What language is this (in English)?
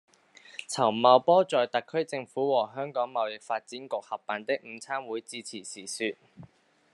Cantonese